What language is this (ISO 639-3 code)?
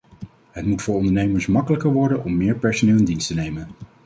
nld